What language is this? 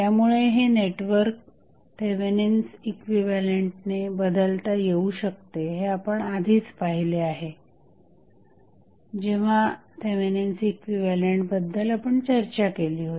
Marathi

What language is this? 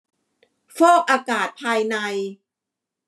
Thai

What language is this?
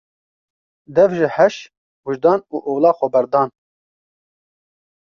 Kurdish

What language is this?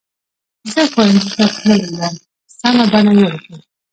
Pashto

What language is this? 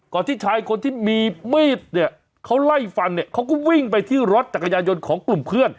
Thai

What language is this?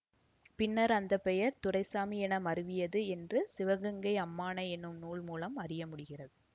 Tamil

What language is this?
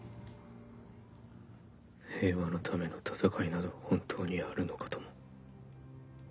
Japanese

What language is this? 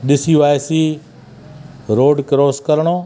Sindhi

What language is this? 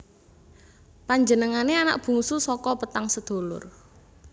Javanese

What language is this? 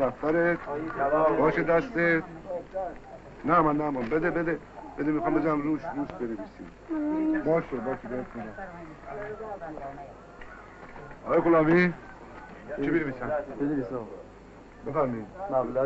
Persian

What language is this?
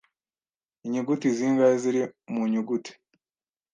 Kinyarwanda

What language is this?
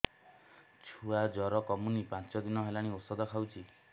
Odia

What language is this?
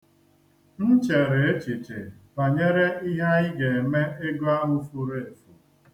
Igbo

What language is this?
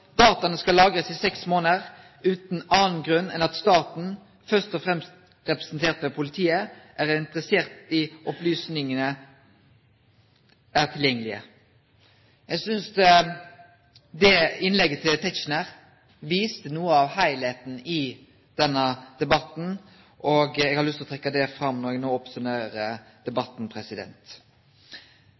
Norwegian Nynorsk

